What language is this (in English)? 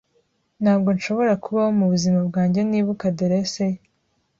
Kinyarwanda